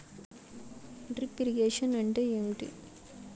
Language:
Telugu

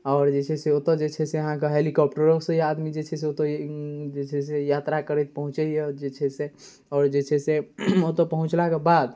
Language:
Maithili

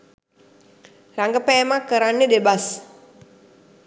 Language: Sinhala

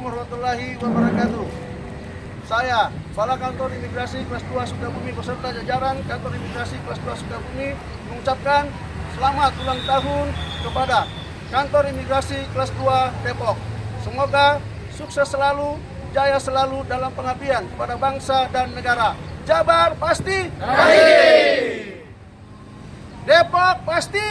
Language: Indonesian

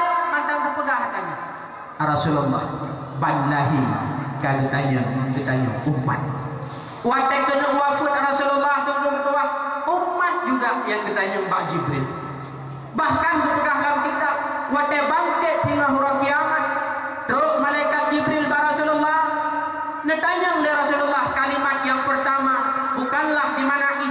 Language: Malay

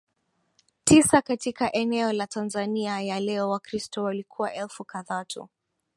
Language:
Swahili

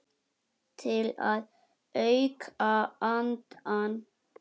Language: Icelandic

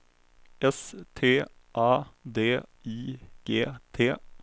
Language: Swedish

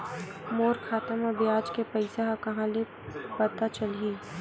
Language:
Chhattisgarhi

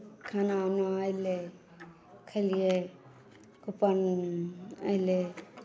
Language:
Maithili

